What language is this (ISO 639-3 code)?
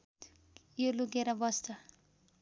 nep